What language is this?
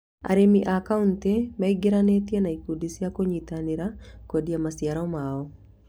Kikuyu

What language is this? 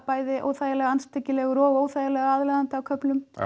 Icelandic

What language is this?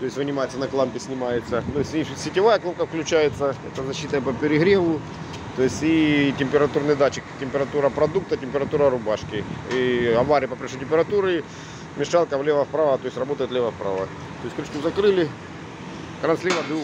Russian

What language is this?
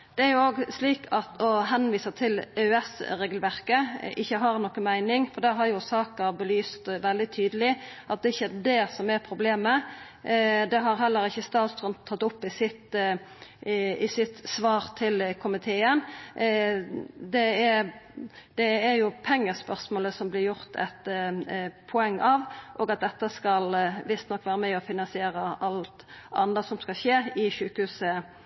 Norwegian Nynorsk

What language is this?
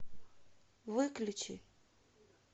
Russian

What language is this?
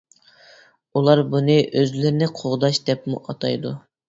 Uyghur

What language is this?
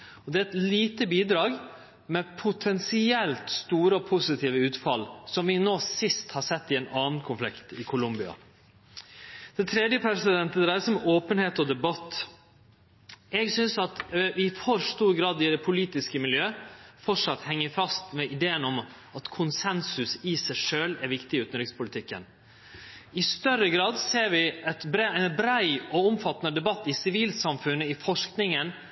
Norwegian Nynorsk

